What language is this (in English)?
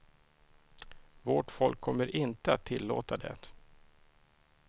Swedish